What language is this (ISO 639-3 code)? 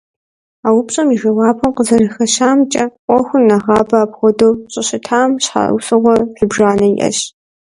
kbd